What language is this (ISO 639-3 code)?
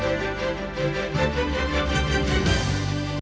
ukr